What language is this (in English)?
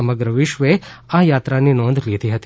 Gujarati